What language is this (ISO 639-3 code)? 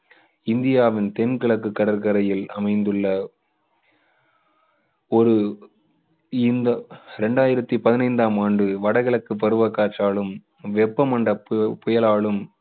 tam